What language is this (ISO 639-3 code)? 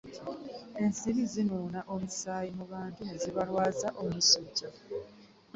lug